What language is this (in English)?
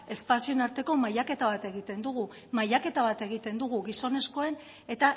Basque